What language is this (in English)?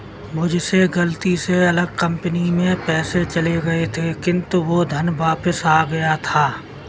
Hindi